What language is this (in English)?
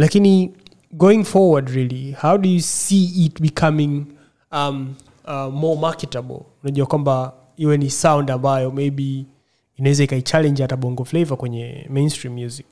Swahili